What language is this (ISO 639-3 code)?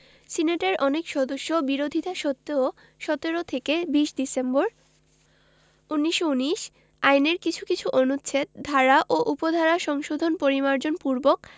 ben